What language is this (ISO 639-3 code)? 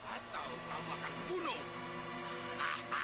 ind